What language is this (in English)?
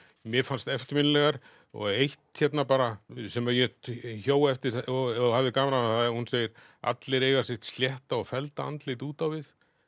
Icelandic